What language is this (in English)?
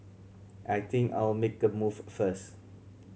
English